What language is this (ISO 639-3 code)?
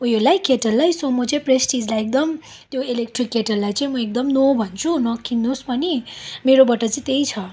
nep